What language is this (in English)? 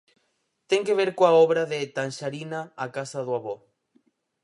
Galician